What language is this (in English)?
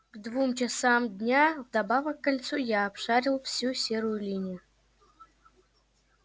Russian